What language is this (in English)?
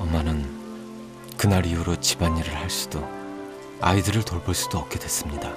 Korean